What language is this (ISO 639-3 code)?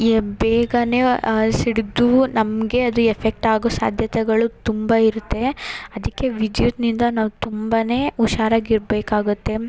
kan